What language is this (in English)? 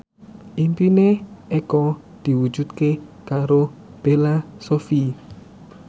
Javanese